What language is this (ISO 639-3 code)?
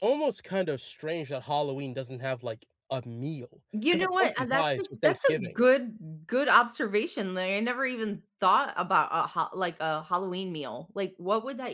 eng